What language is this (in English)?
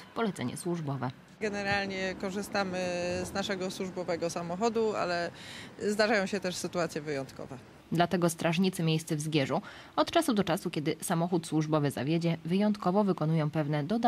Polish